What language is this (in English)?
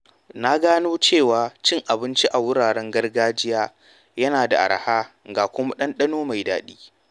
Hausa